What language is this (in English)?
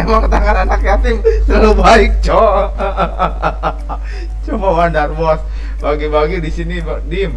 Indonesian